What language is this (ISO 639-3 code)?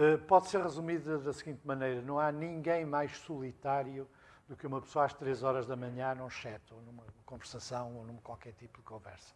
por